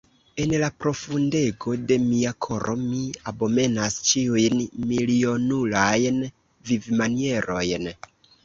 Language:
Esperanto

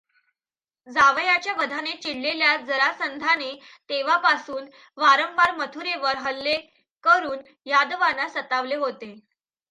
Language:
Marathi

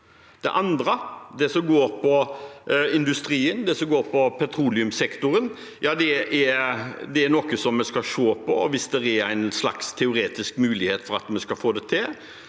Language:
Norwegian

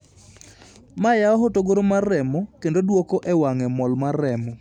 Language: Luo (Kenya and Tanzania)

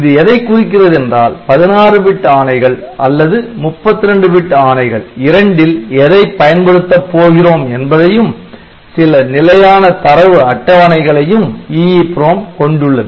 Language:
Tamil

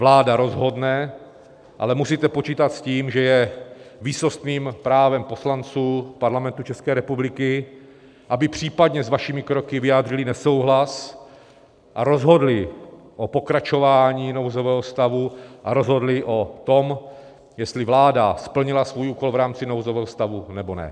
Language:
Czech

